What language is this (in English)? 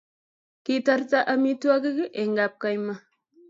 Kalenjin